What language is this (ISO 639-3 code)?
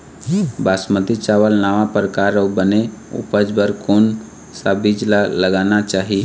hne